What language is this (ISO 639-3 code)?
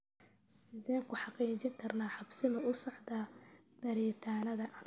som